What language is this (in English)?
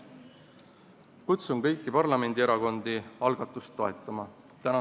Estonian